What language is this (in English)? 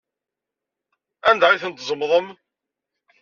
Kabyle